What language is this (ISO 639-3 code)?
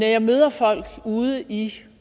dan